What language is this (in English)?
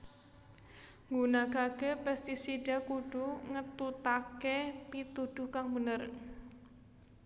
Javanese